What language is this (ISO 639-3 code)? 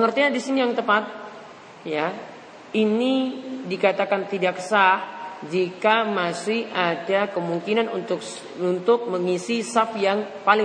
ind